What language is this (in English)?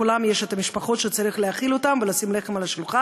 Hebrew